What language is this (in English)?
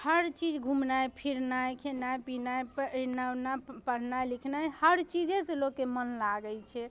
Maithili